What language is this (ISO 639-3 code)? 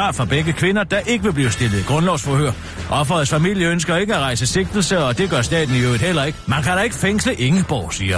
dan